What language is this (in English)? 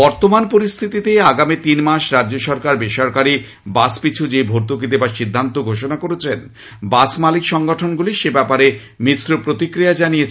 Bangla